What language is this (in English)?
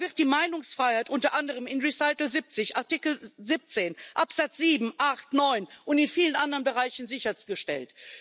German